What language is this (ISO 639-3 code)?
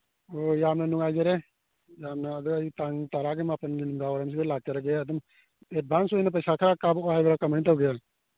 mni